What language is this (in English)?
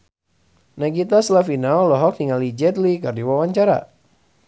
Sundanese